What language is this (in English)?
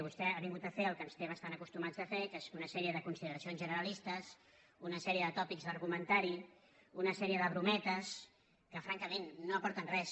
Catalan